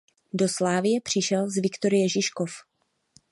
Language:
Czech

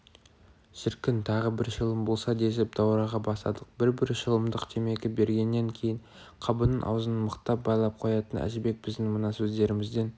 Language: Kazakh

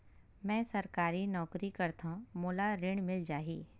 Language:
Chhattisgarhi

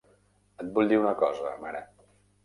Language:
Catalan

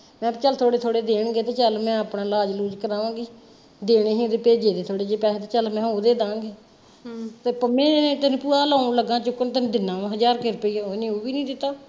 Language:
Punjabi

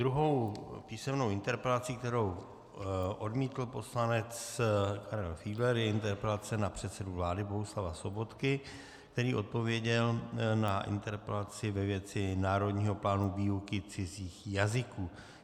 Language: Czech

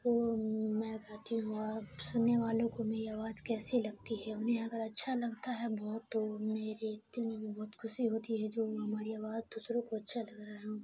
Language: Urdu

